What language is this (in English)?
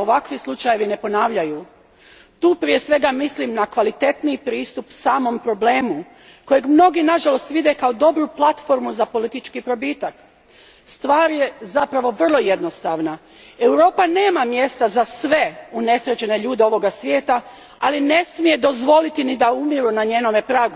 Croatian